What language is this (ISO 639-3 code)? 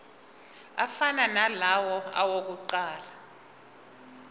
zul